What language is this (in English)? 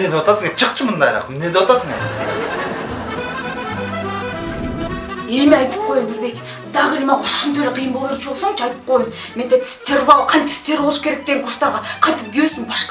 Kyrgyz